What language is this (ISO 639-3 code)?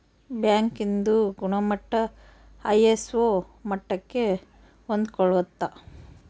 kan